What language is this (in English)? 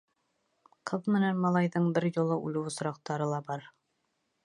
Bashkir